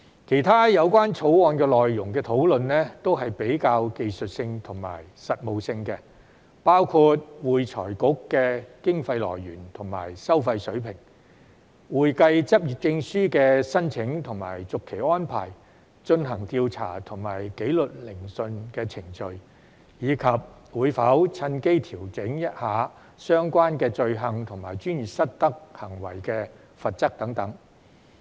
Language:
Cantonese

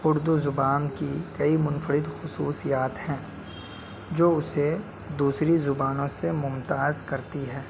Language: Urdu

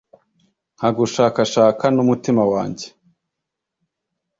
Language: Kinyarwanda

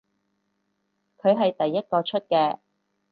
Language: Cantonese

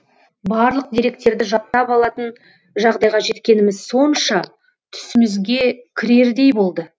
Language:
Kazakh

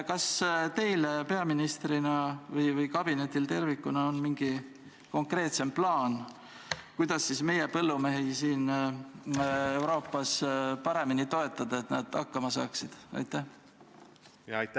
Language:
Estonian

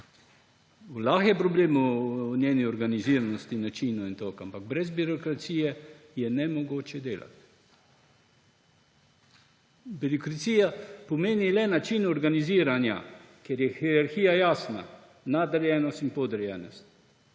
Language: Slovenian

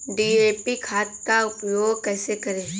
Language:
Hindi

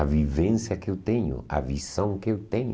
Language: Portuguese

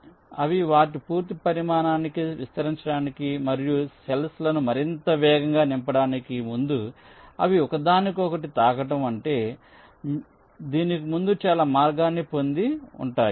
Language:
Telugu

